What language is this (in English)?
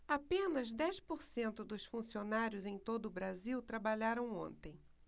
Portuguese